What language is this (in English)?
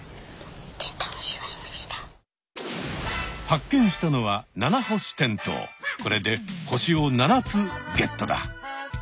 Japanese